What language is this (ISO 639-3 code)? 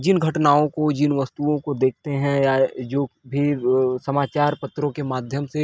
hin